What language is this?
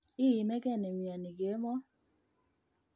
Kalenjin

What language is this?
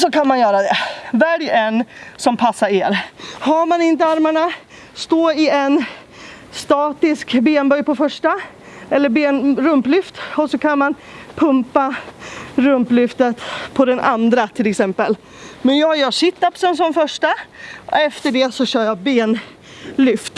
Swedish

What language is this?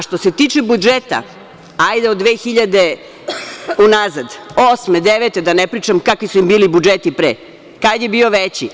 Serbian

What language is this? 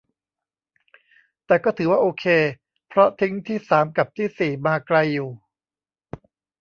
Thai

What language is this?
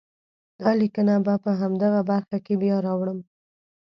Pashto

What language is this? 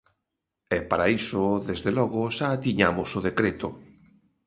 Galician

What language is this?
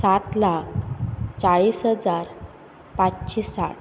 Konkani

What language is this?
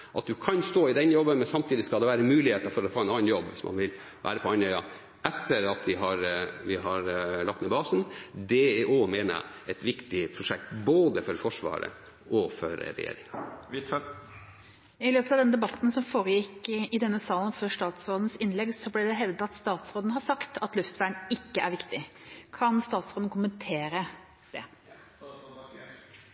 Norwegian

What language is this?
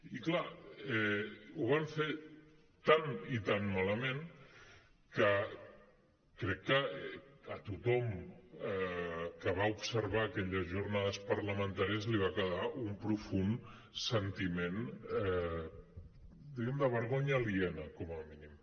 Catalan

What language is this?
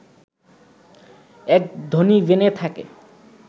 Bangla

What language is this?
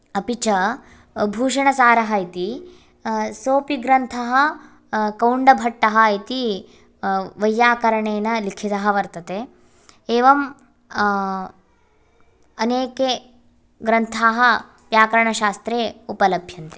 Sanskrit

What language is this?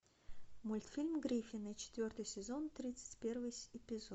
Russian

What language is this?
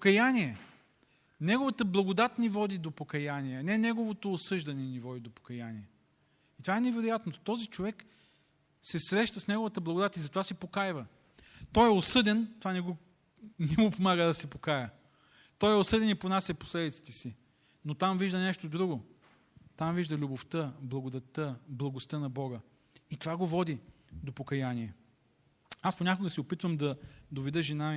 Bulgarian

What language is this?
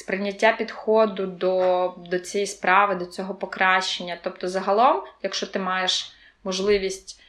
Ukrainian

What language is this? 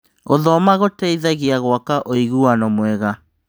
Kikuyu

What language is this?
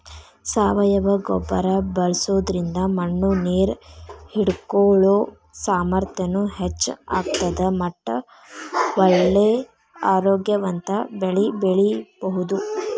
Kannada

